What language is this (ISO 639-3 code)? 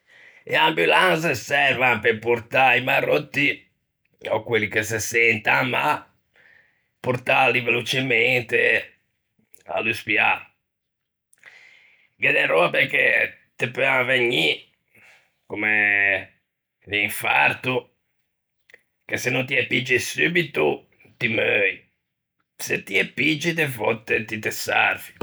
lij